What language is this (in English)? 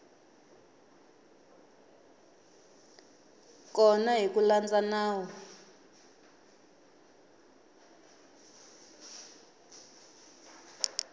Tsonga